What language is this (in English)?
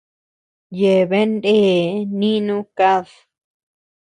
Tepeuxila Cuicatec